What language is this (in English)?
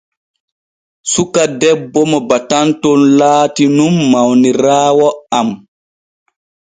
Borgu Fulfulde